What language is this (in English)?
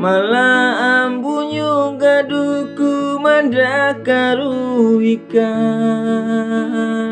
Indonesian